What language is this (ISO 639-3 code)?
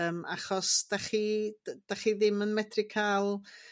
cym